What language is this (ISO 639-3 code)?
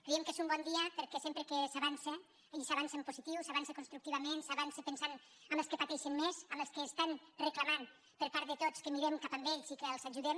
cat